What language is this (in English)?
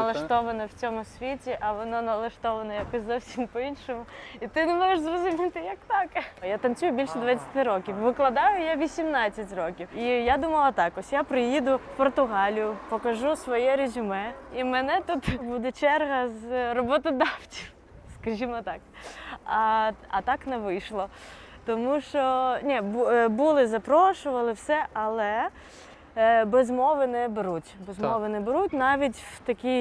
Ukrainian